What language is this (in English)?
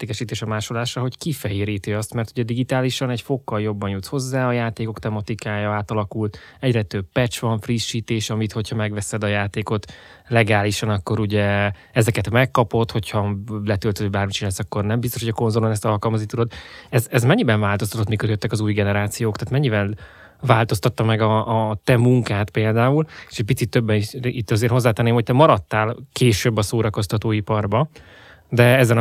Hungarian